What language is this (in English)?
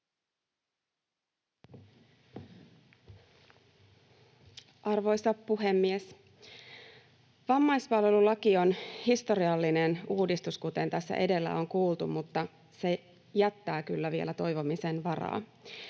Finnish